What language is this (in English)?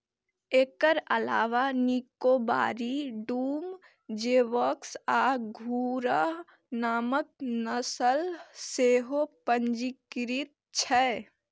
Maithili